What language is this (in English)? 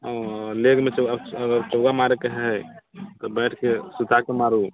Maithili